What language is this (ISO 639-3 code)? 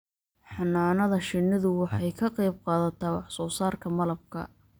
som